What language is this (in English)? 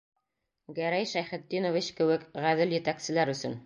Bashkir